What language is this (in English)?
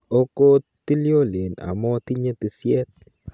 Kalenjin